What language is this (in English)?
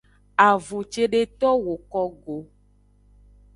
Aja (Benin)